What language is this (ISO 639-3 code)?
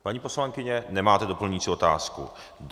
ces